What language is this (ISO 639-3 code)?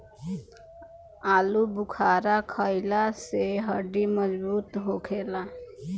bho